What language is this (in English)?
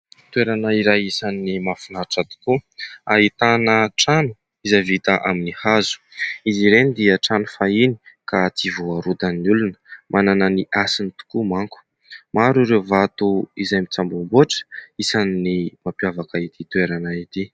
Malagasy